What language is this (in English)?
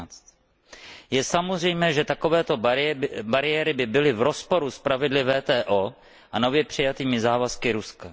Czech